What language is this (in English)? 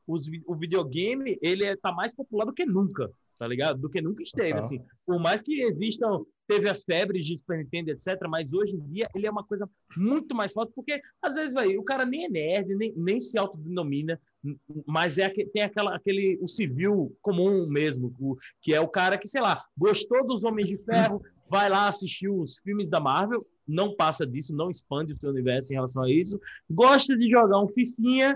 Portuguese